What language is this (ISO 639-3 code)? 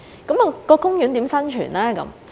yue